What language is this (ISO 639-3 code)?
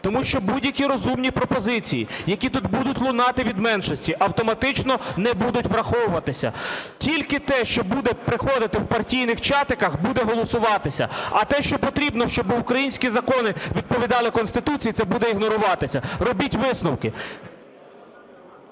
ukr